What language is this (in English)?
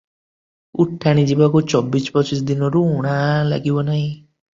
Odia